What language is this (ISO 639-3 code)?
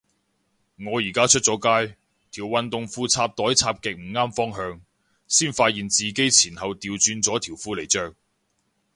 yue